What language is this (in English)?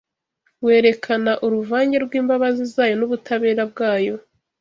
Kinyarwanda